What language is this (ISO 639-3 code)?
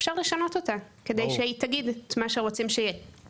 heb